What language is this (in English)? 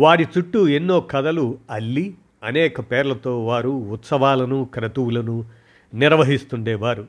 Telugu